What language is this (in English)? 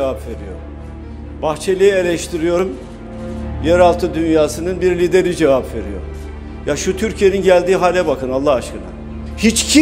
Turkish